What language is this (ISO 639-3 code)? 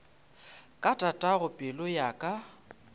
nso